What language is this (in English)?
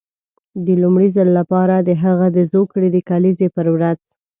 Pashto